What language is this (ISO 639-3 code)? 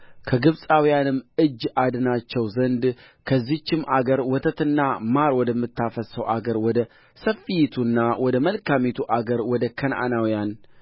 amh